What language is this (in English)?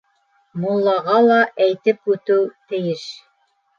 Bashkir